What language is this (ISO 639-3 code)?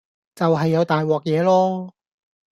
yue